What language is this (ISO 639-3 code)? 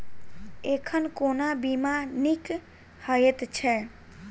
mai